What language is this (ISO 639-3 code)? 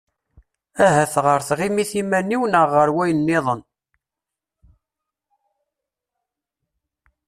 kab